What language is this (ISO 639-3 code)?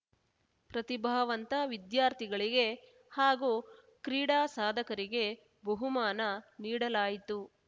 kan